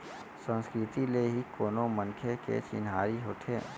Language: Chhattisgarhi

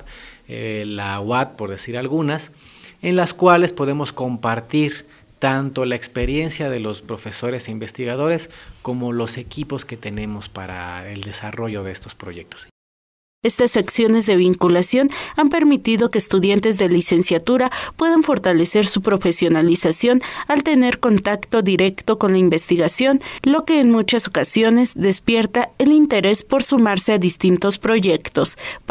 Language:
Spanish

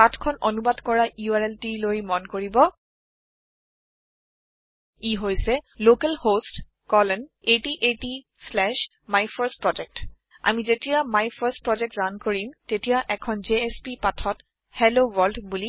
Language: Assamese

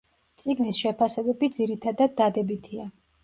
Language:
Georgian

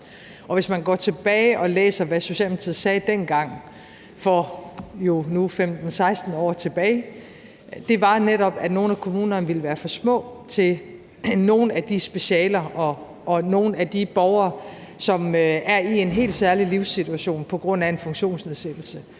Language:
Danish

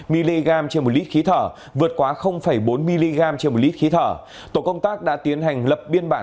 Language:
Vietnamese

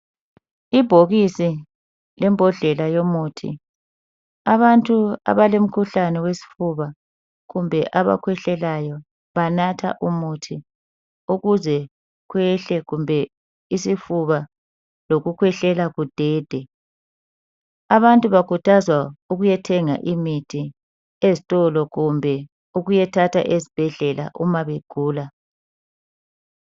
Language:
North Ndebele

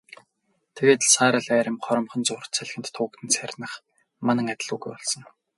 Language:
Mongolian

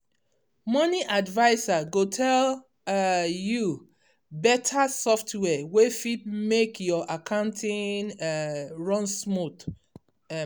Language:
Nigerian Pidgin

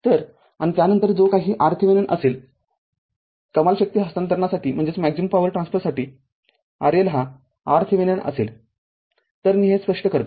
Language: Marathi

